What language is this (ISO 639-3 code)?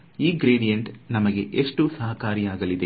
kan